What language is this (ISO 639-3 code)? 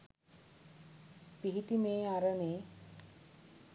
sin